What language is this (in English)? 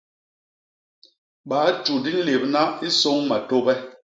Basaa